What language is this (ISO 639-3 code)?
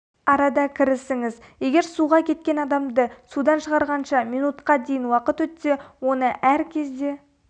kaz